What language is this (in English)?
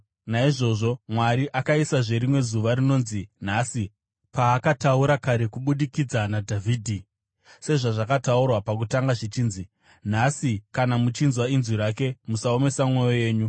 Shona